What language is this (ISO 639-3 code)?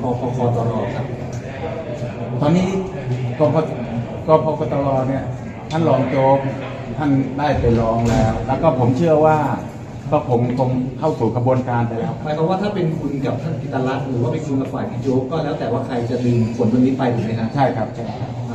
tha